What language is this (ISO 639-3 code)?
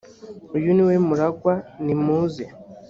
kin